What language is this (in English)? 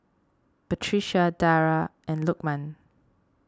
English